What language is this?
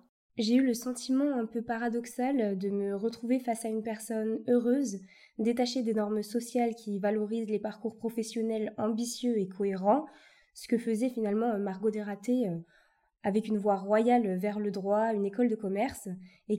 French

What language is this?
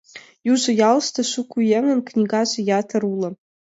Mari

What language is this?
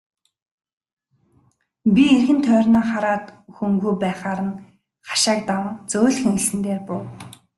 Mongolian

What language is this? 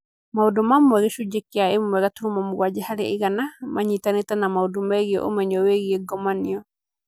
Kikuyu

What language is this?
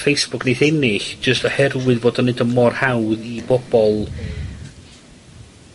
Welsh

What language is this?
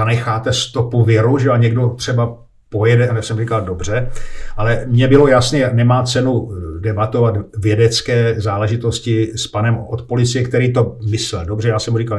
Czech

